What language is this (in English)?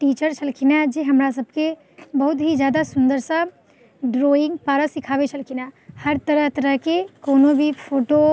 Maithili